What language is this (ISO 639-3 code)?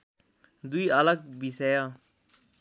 nep